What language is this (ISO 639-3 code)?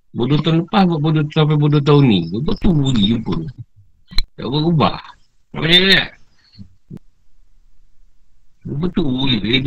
msa